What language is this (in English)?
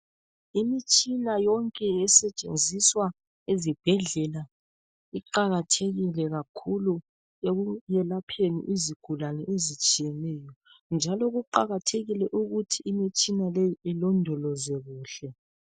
North Ndebele